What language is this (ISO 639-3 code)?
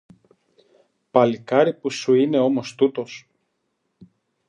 ell